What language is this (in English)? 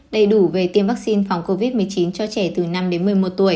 Vietnamese